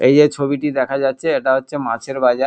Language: Bangla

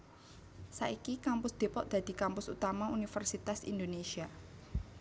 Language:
Javanese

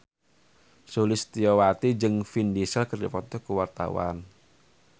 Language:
Sundanese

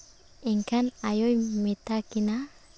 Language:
Santali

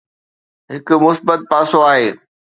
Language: Sindhi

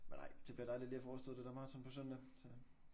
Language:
Danish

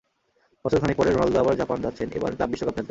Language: Bangla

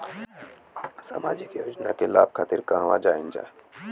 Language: Bhojpuri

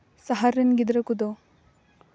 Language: Santali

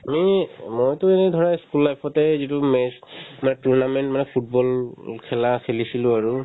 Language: Assamese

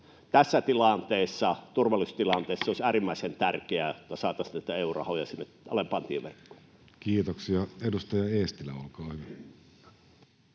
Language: Finnish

